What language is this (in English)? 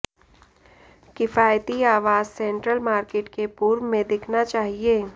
Hindi